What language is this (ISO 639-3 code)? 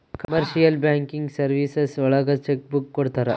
kan